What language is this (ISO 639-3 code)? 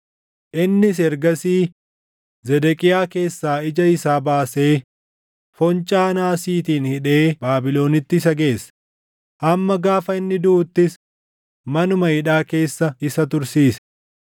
orm